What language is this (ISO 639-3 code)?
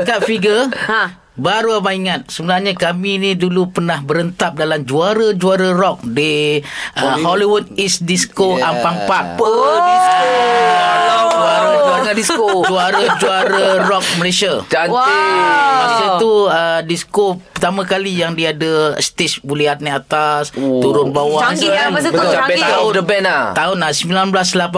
msa